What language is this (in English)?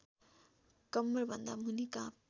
Nepali